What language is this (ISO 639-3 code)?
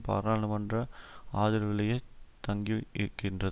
tam